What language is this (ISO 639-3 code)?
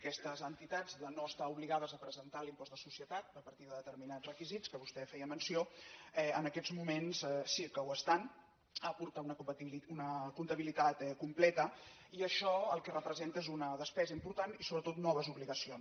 cat